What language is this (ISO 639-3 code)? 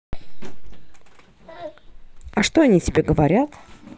rus